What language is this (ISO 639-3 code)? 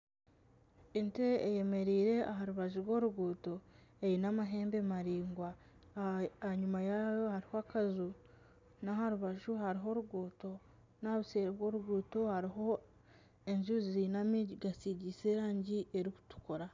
nyn